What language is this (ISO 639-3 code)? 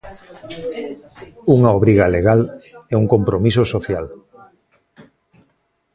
glg